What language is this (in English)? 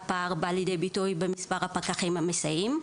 Hebrew